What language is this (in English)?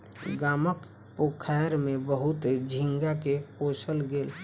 Maithili